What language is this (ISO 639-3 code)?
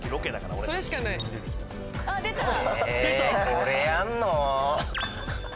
jpn